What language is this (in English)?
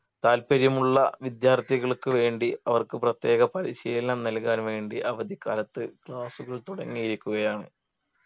Malayalam